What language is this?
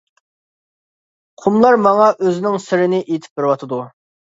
Uyghur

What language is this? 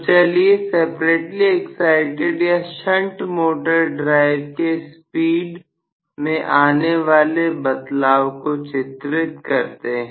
Hindi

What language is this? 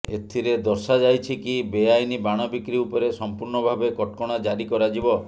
Odia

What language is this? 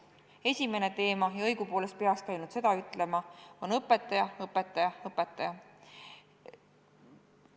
Estonian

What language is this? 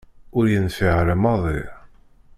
Kabyle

